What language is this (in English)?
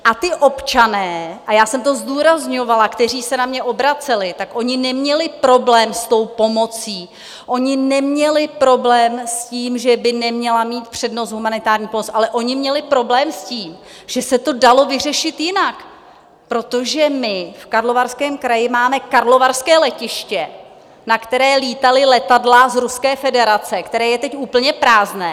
Czech